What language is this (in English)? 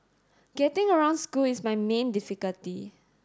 English